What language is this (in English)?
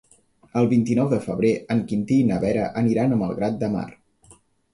Catalan